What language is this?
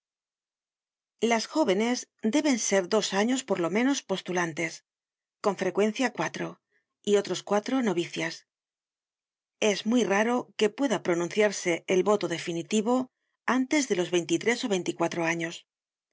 Spanish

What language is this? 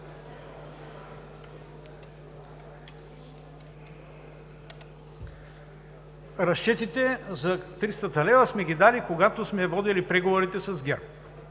Bulgarian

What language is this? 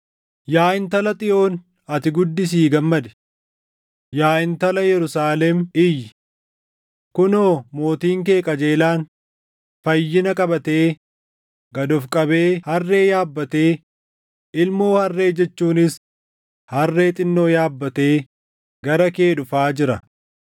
Oromo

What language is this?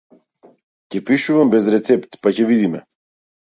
Macedonian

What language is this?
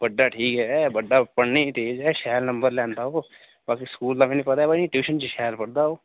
Dogri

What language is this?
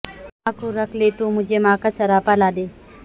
Urdu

